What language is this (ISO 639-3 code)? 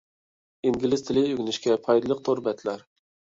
uig